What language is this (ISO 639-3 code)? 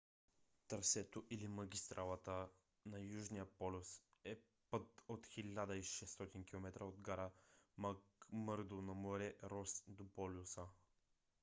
bul